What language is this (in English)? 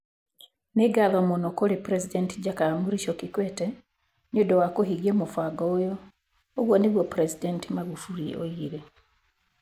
Kikuyu